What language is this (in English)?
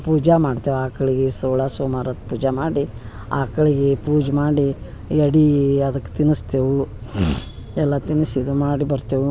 Kannada